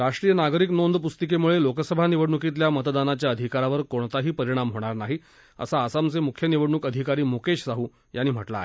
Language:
Marathi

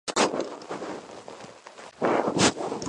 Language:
Georgian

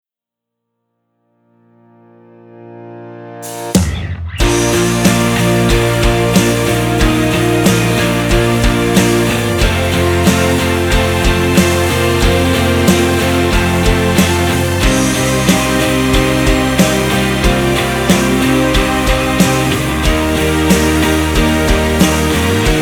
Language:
Ukrainian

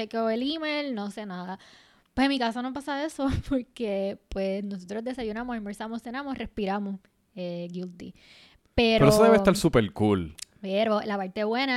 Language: Spanish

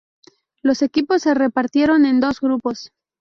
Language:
Spanish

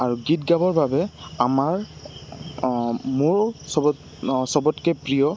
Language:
Assamese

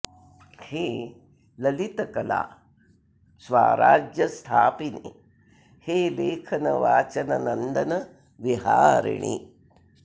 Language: Sanskrit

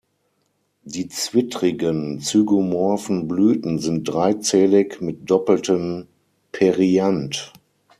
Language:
German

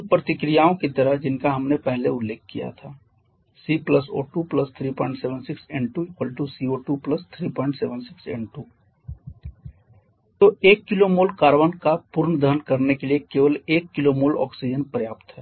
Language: Hindi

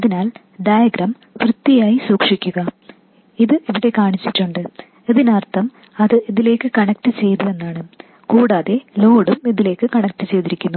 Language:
Malayalam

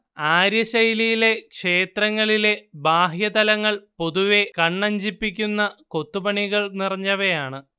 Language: Malayalam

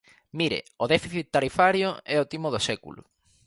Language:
Galician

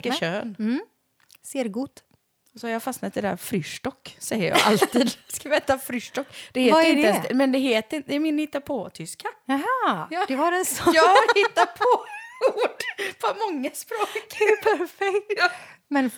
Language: Swedish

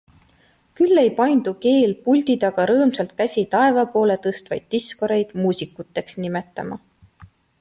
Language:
Estonian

